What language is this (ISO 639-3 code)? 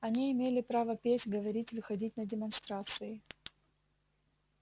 rus